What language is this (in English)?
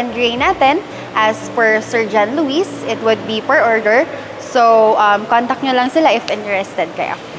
Filipino